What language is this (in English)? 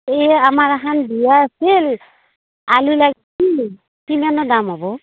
Assamese